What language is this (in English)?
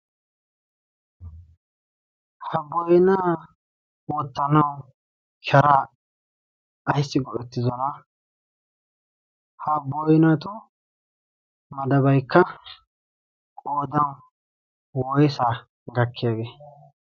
Wolaytta